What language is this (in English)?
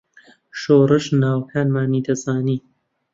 Central Kurdish